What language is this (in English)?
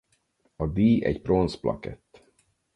Hungarian